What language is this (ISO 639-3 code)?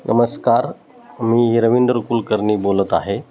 mar